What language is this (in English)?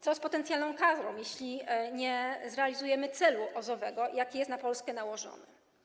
Polish